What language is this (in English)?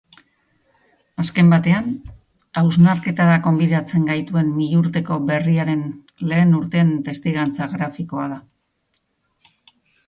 Basque